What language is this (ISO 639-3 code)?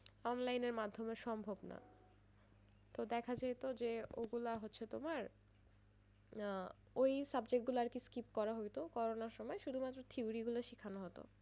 ben